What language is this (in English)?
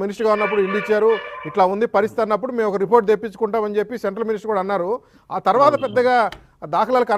Romanian